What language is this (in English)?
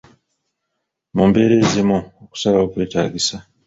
Ganda